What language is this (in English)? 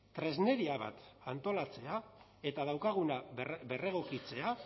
Basque